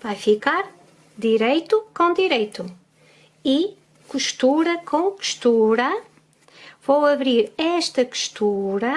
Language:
Portuguese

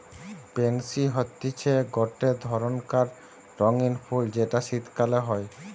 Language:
Bangla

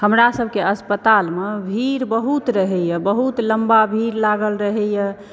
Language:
Maithili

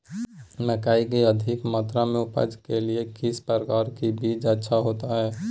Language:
Magahi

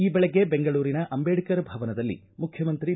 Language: Kannada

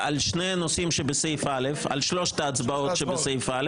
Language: Hebrew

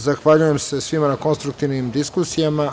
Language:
Serbian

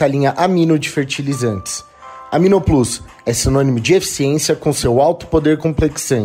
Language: Portuguese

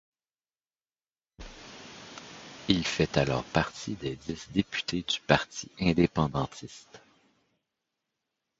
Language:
French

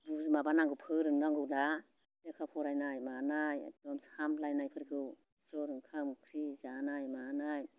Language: Bodo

